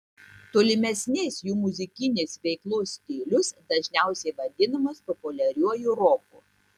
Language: Lithuanian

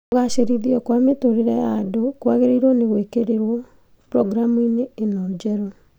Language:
Kikuyu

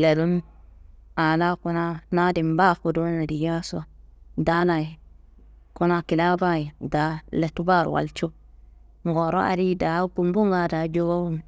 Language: Kanembu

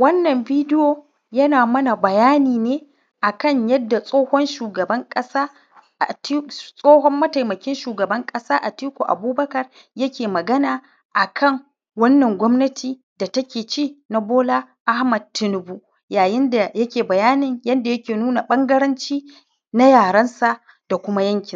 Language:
Hausa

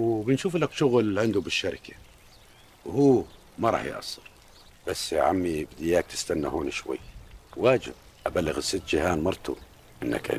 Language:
Arabic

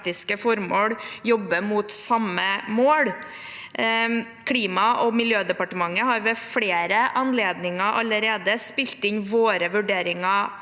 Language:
Norwegian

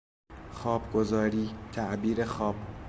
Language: Persian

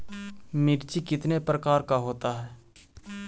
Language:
Magahi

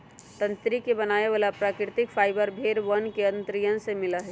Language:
Magahi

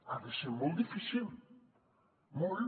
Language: Catalan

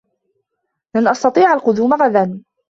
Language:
Arabic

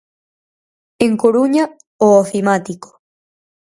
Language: Galician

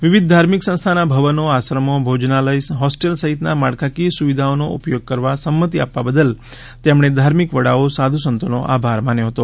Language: Gujarati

